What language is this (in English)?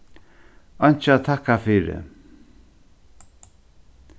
Faroese